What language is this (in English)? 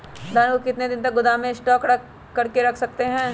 Magahi